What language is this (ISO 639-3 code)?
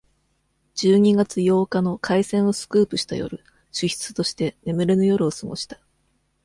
jpn